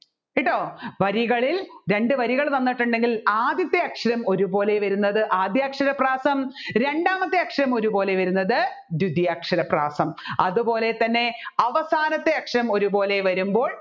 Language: Malayalam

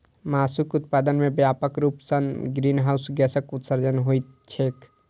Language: Maithili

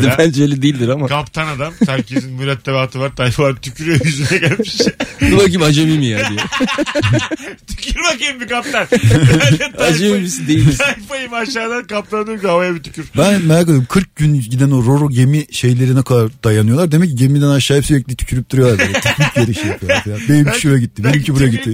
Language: Turkish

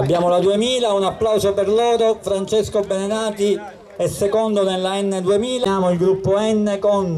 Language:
Italian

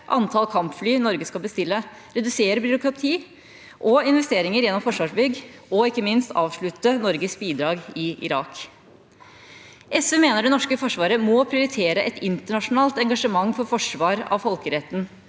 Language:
Norwegian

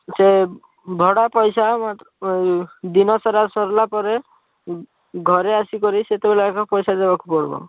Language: Odia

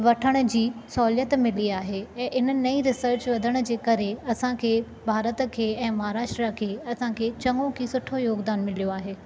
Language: Sindhi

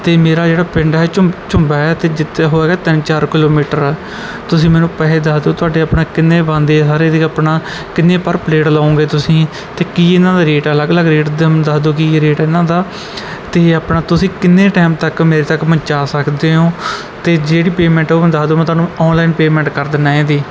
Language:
Punjabi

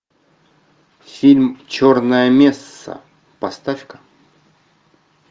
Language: Russian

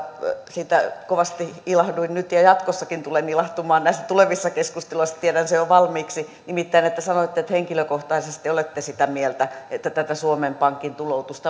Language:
Finnish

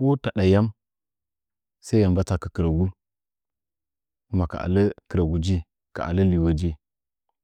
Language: Nzanyi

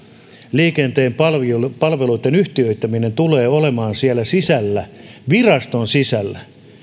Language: Finnish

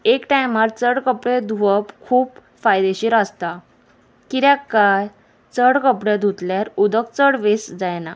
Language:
Konkani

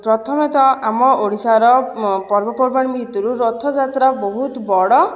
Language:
Odia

